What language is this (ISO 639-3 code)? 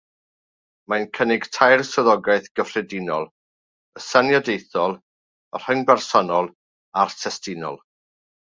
cym